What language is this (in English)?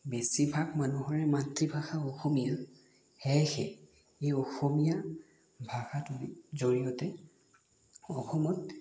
Assamese